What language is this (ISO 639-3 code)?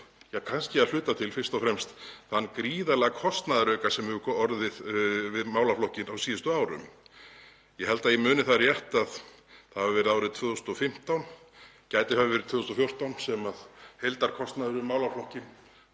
isl